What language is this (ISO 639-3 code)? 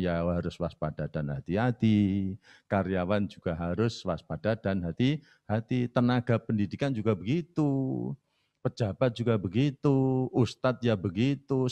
ind